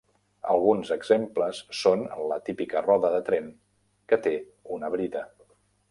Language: Catalan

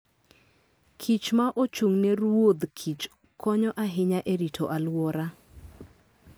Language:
Luo (Kenya and Tanzania)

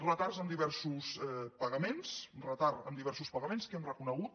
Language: Catalan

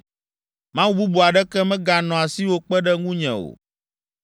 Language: Ewe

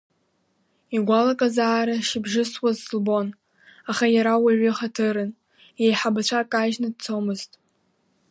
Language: Abkhazian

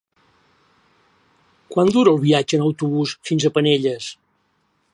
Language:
Catalan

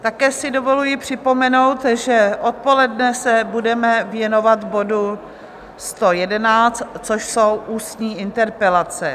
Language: Czech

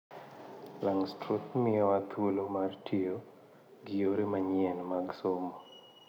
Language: Luo (Kenya and Tanzania)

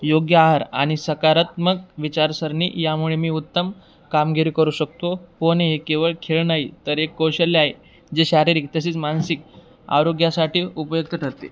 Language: Marathi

